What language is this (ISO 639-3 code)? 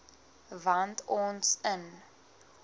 afr